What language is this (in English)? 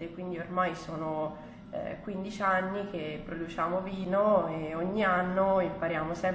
Italian